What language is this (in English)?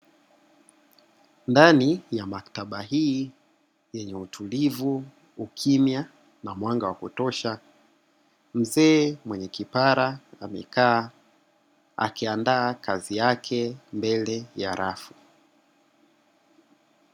Swahili